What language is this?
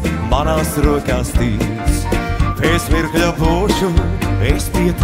Latvian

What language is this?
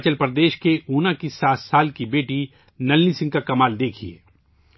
Urdu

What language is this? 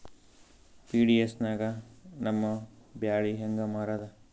Kannada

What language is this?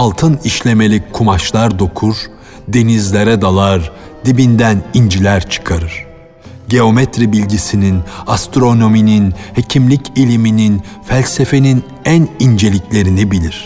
Turkish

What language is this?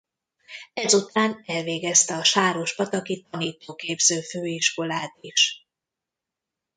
Hungarian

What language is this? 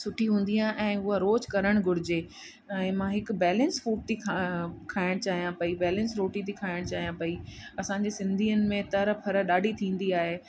Sindhi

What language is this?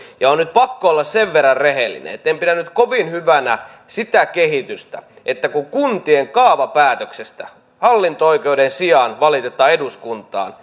Finnish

